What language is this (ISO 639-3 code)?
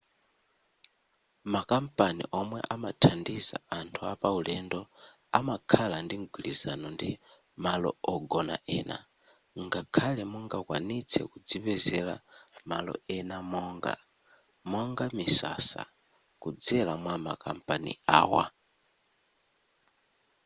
nya